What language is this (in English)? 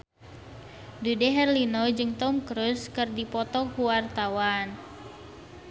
Sundanese